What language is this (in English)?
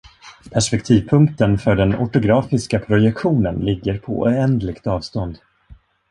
Swedish